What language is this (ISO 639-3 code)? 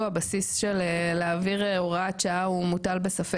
heb